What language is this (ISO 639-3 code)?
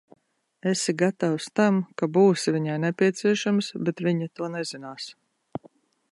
lav